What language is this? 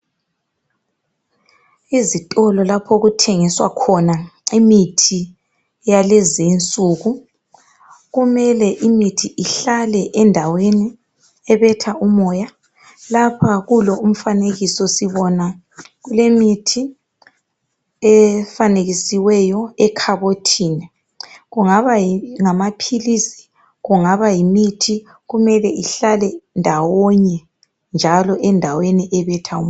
North Ndebele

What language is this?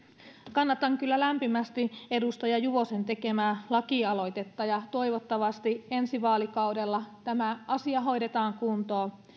Finnish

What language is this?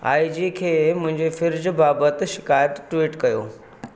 Sindhi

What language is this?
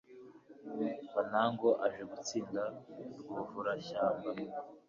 Kinyarwanda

